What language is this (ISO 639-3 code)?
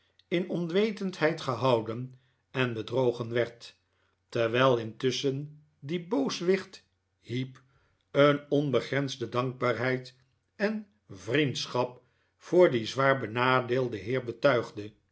nld